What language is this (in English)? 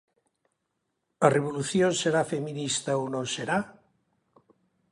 Galician